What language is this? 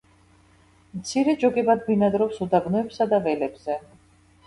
Georgian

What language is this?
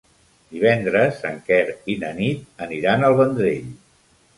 Catalan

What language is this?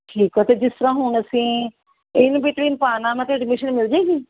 Punjabi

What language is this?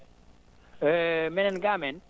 Fula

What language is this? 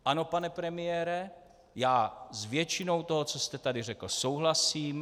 Czech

